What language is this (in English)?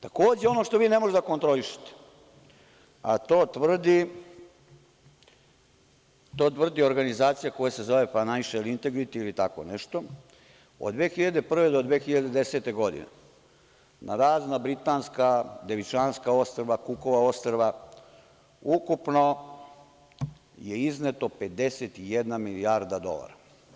Serbian